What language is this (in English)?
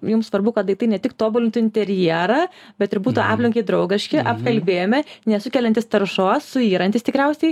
Lithuanian